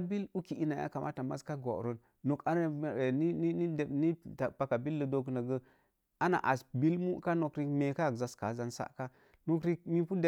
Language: Mom Jango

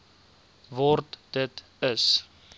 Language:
Afrikaans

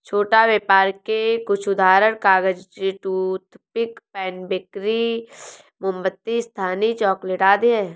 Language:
Hindi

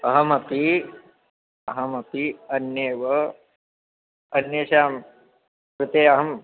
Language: Sanskrit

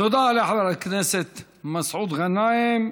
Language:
Hebrew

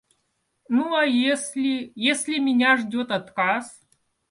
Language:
Russian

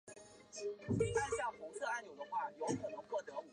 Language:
Chinese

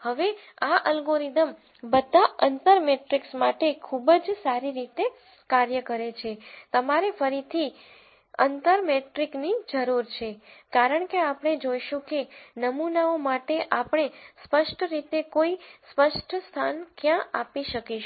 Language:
Gujarati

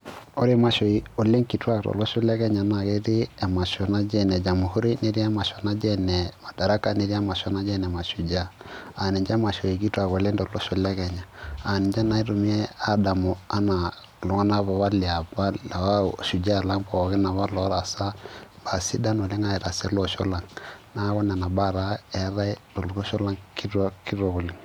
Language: Masai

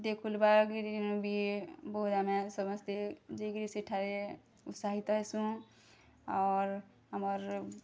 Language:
Odia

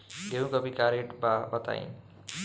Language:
Bhojpuri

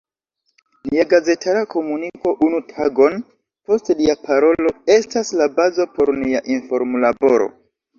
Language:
Esperanto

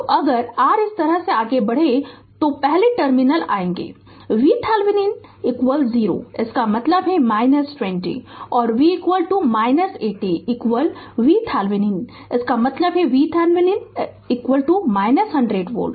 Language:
Hindi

